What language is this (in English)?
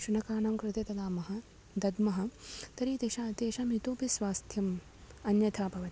Sanskrit